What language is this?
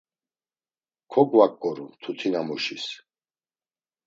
Laz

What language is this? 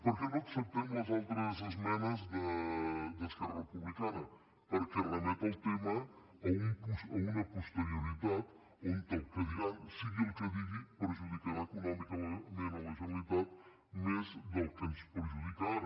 Catalan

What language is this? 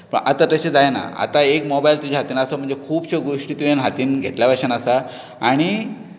Konkani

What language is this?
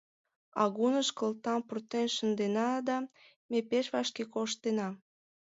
Mari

